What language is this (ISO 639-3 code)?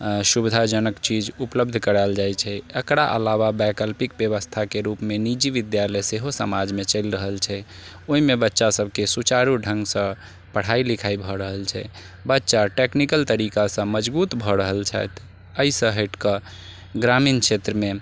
mai